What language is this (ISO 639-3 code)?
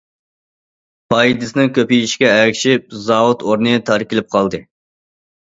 uig